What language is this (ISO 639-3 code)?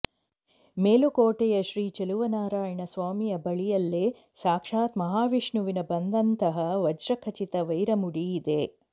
kan